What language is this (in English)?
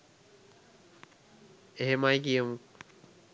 Sinhala